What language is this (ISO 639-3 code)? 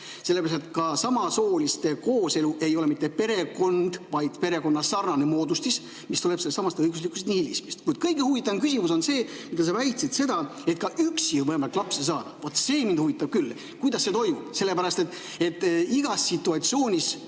est